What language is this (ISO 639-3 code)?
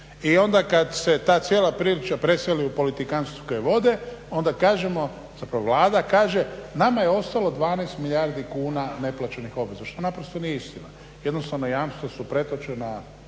hrv